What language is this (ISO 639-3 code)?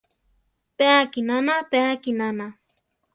tar